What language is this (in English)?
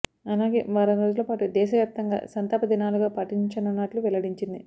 Telugu